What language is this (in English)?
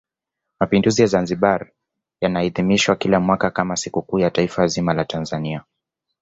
Swahili